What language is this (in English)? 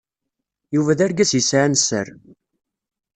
Kabyle